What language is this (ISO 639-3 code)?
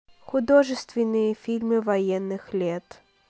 rus